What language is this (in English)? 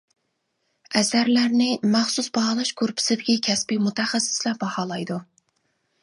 Uyghur